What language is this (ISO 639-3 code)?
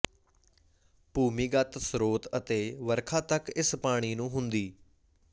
pan